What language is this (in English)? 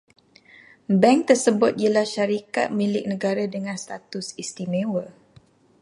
Malay